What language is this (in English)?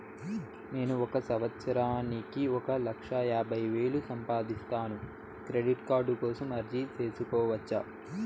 Telugu